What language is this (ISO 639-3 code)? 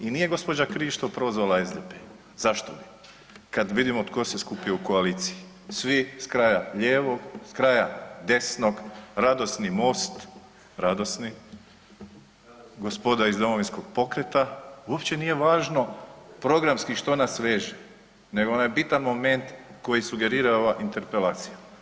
hrv